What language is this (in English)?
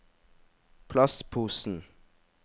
Norwegian